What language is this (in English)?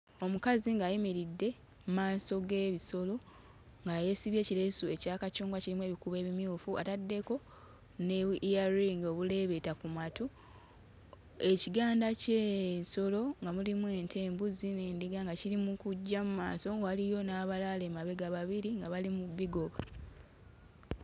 Ganda